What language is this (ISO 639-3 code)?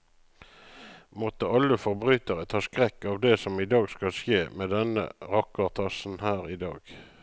nor